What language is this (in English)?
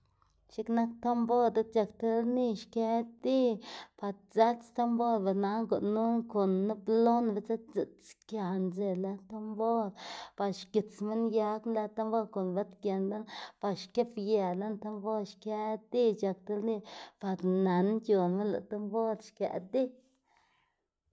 Xanaguía Zapotec